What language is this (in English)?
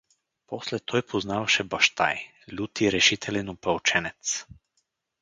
Bulgarian